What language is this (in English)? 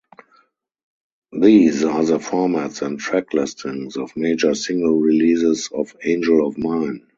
English